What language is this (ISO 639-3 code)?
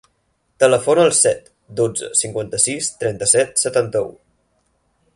cat